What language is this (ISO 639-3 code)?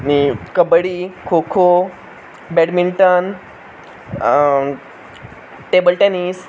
kok